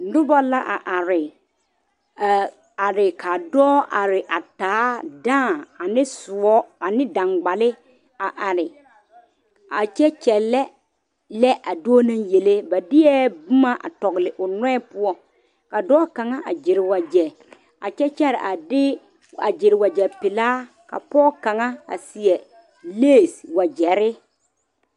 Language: Southern Dagaare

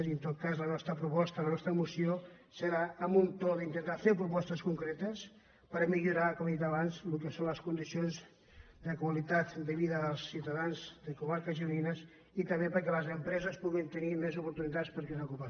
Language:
Catalan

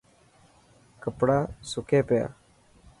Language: Dhatki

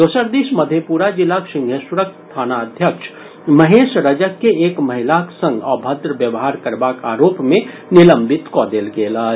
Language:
Maithili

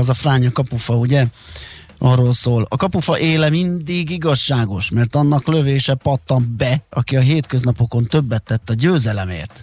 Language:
Hungarian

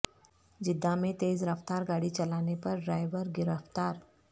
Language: Urdu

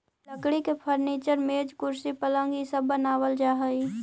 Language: Magahi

